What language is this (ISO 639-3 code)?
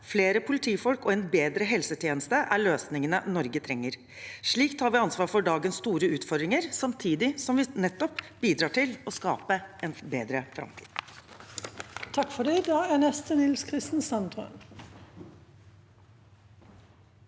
nor